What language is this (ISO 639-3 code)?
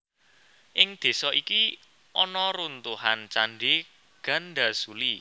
jav